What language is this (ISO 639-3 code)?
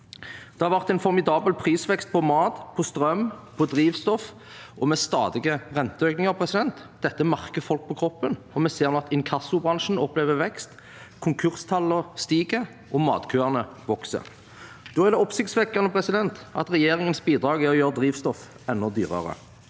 nor